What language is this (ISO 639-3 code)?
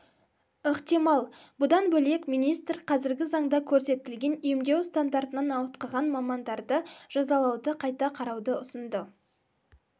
kaz